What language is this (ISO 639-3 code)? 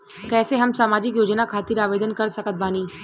bho